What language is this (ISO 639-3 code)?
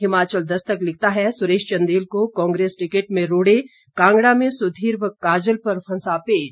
hin